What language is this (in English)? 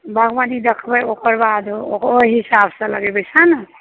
Maithili